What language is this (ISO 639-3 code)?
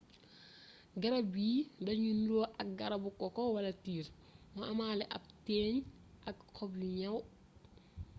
wol